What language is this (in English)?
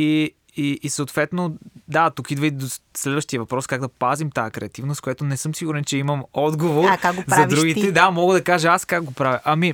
Bulgarian